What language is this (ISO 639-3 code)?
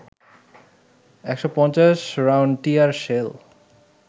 ben